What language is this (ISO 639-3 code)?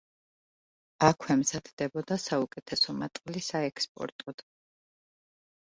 kat